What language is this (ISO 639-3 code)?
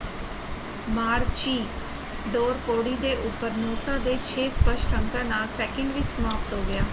pan